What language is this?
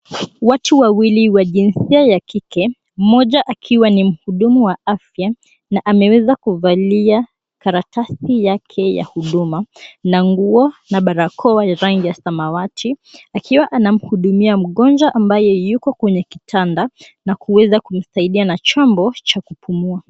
Swahili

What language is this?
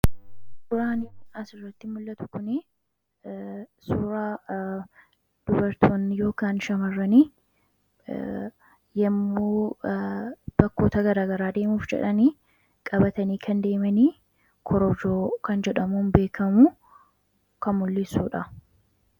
Oromo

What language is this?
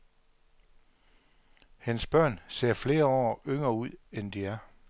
Danish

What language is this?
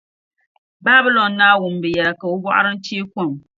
Dagbani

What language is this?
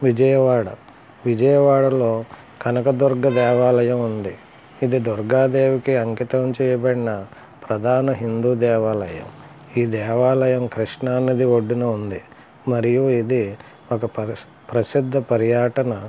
Telugu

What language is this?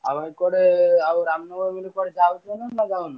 Odia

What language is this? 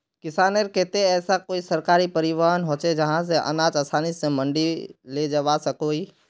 Magahi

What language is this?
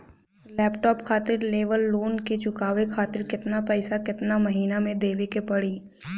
Bhojpuri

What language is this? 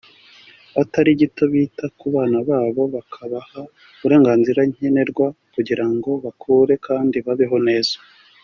Kinyarwanda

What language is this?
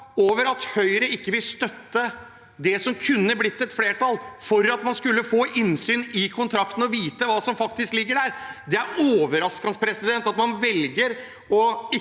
Norwegian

